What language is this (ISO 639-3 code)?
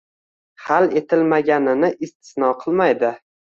uzb